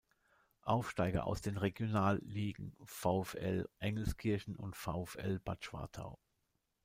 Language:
German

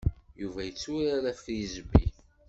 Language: Kabyle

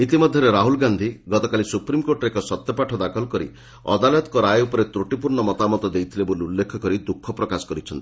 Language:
Odia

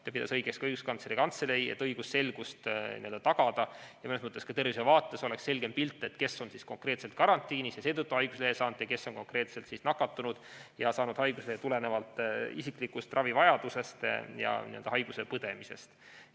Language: Estonian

